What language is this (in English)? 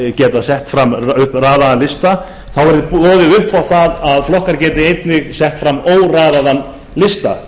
Icelandic